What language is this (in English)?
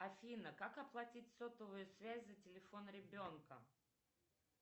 Russian